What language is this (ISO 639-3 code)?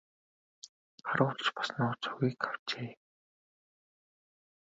mon